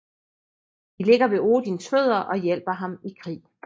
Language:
Danish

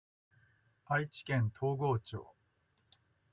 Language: Japanese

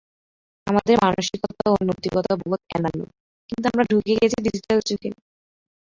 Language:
Bangla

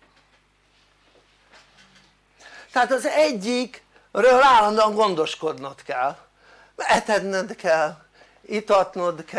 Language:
Hungarian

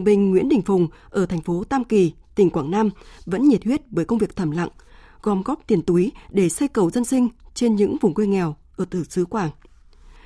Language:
Vietnamese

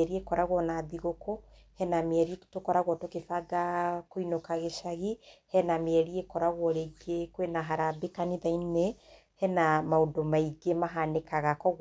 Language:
Kikuyu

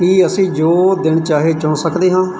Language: Punjabi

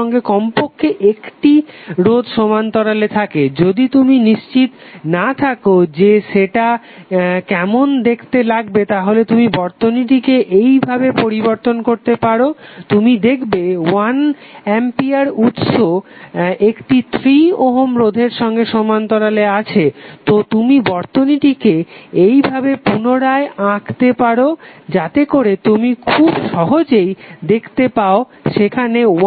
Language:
Bangla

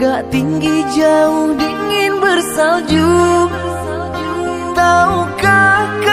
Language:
Vietnamese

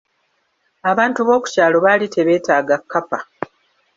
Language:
Ganda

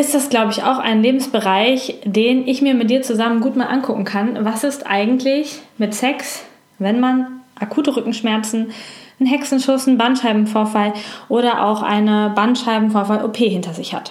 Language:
German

